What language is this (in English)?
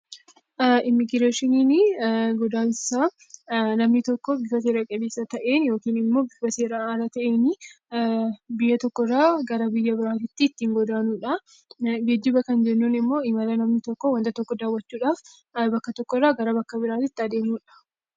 Oromo